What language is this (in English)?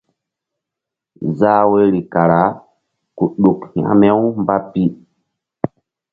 Mbum